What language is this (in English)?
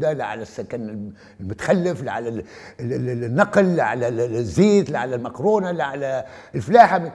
Arabic